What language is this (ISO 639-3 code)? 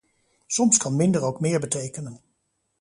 nld